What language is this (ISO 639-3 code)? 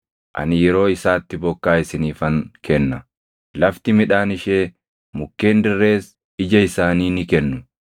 orm